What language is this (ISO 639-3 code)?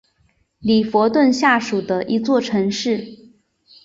zho